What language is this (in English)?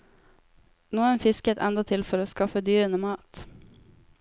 Norwegian